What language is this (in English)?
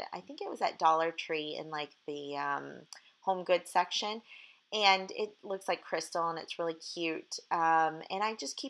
English